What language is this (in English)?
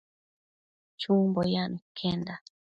Matsés